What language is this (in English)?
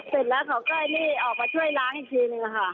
Thai